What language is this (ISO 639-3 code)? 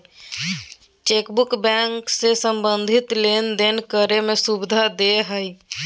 mag